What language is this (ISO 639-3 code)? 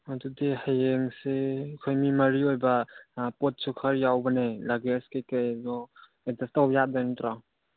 mni